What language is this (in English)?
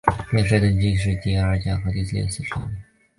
Chinese